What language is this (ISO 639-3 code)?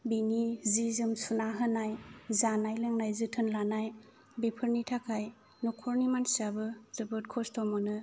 brx